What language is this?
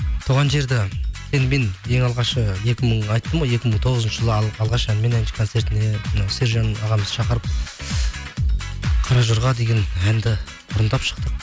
Kazakh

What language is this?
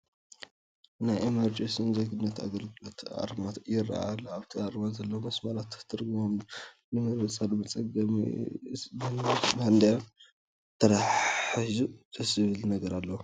Tigrinya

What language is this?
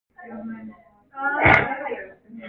Korean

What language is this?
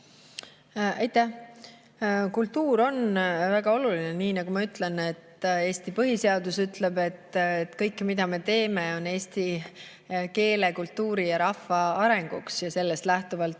Estonian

